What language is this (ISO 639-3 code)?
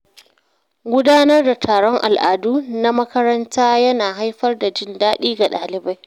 hau